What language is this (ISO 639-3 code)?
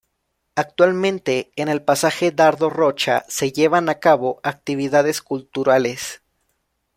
spa